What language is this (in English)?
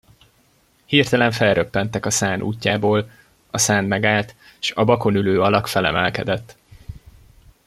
Hungarian